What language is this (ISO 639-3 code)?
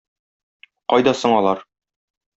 tat